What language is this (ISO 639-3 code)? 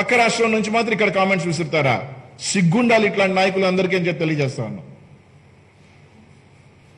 tel